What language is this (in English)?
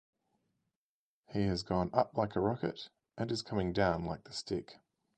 English